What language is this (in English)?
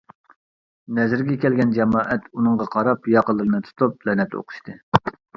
Uyghur